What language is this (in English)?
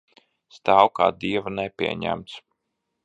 Latvian